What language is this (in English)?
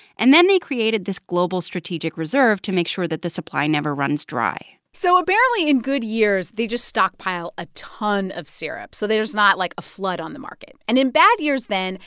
English